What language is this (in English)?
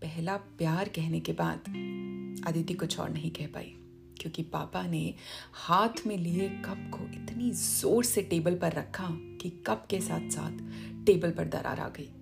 Hindi